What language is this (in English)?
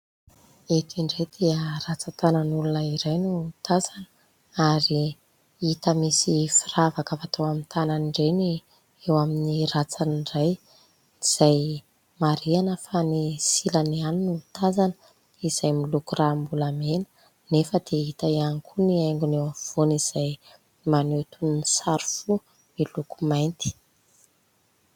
Malagasy